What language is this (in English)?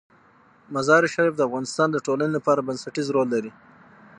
Pashto